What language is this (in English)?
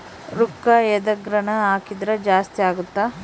Kannada